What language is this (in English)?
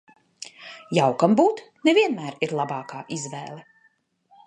Latvian